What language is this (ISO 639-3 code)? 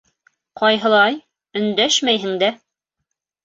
bak